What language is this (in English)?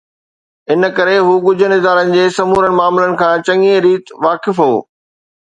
Sindhi